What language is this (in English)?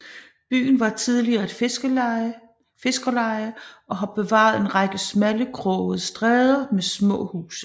Danish